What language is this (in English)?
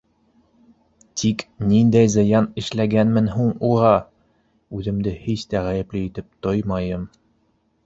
Bashkir